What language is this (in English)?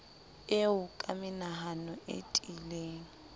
Southern Sotho